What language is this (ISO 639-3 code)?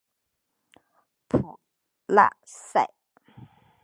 zho